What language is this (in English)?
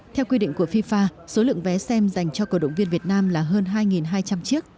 Vietnamese